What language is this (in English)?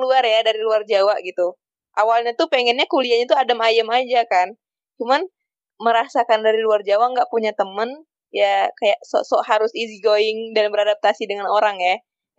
Indonesian